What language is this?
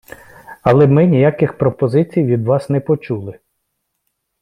Ukrainian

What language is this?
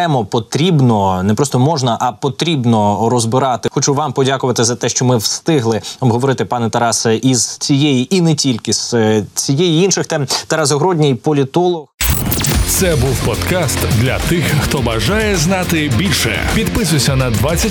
Ukrainian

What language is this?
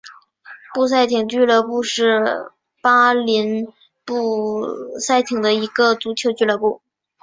Chinese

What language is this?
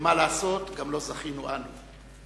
Hebrew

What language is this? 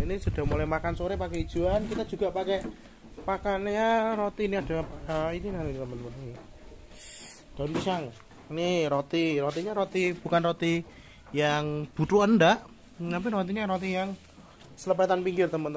Indonesian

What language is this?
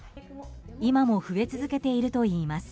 Japanese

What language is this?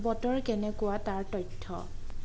Assamese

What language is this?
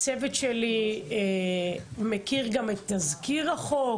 Hebrew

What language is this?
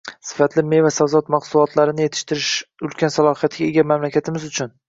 Uzbek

